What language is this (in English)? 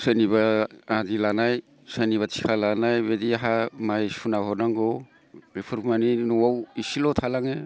Bodo